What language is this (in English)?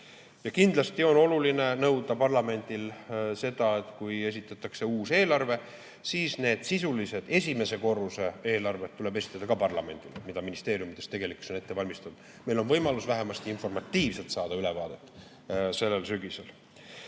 Estonian